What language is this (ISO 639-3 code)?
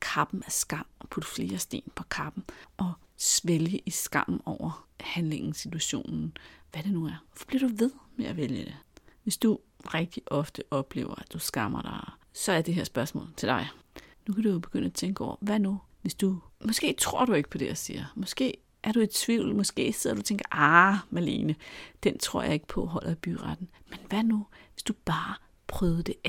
dan